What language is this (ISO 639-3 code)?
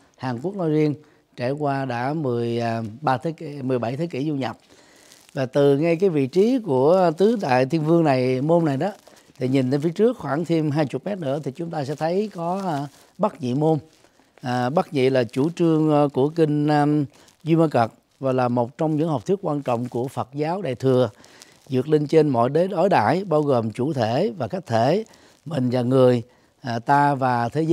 vie